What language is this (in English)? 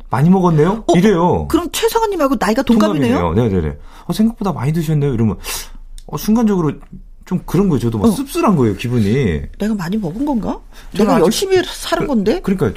Korean